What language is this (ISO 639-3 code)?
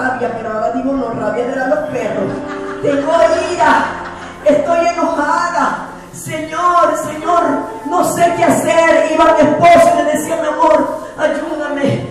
spa